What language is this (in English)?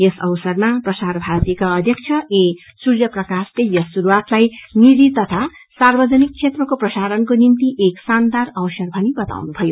Nepali